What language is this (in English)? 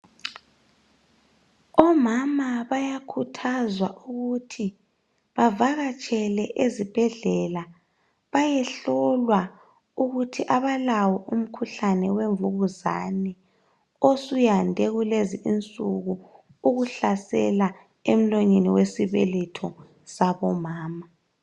North Ndebele